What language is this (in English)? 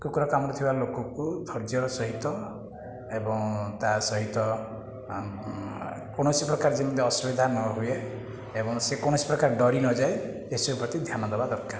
Odia